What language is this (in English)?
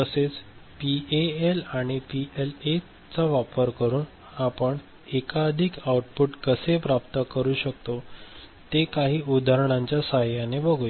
Marathi